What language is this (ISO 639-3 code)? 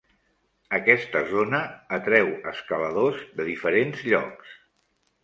cat